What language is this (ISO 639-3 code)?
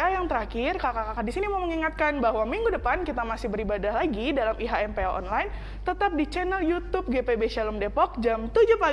ind